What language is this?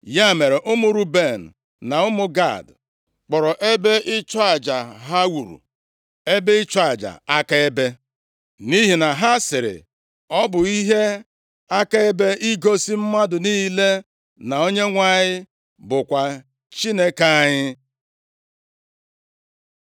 Igbo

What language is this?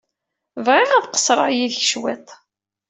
Kabyle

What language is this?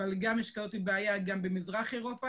Hebrew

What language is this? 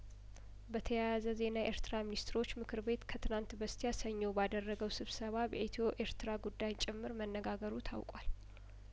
Amharic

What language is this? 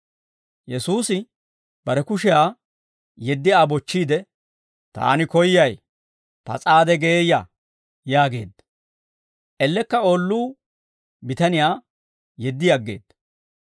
Dawro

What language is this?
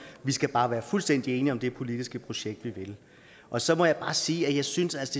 Danish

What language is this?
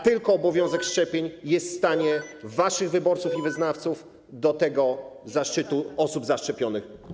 Polish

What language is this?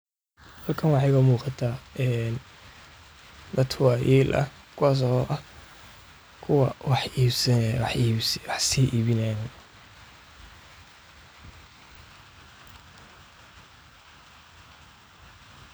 Somali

